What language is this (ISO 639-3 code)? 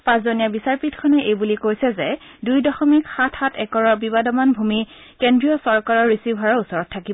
asm